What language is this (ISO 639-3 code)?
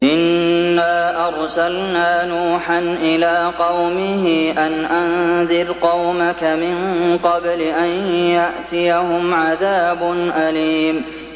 ara